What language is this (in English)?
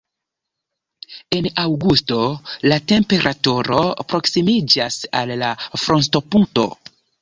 Esperanto